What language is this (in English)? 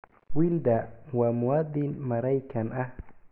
Somali